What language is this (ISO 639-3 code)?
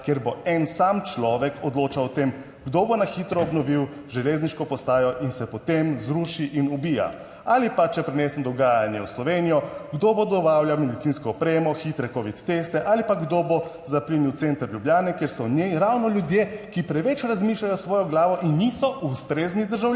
slv